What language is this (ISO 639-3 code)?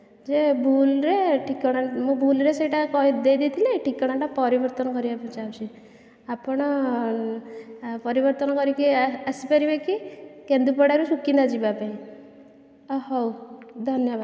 ori